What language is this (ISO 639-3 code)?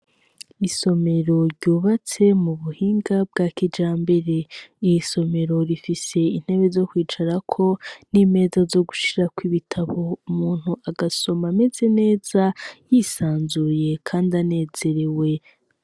run